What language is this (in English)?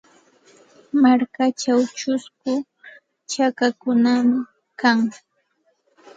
Santa Ana de Tusi Pasco Quechua